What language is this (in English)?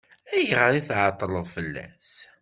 Kabyle